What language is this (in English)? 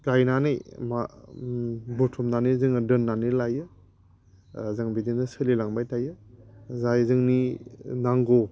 Bodo